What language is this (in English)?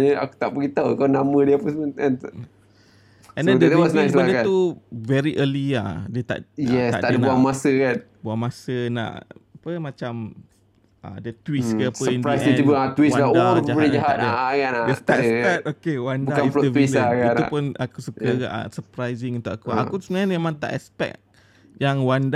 Malay